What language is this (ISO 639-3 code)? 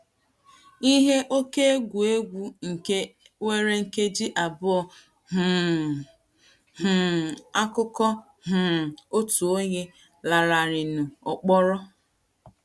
ibo